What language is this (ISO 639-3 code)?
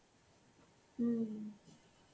ben